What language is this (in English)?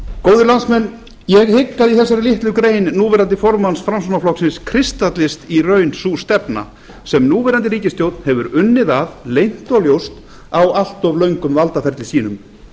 Icelandic